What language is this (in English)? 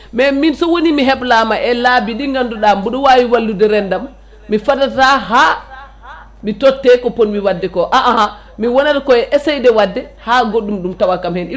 Fula